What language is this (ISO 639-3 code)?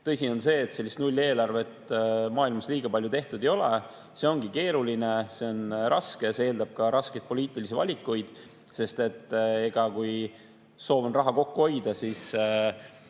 est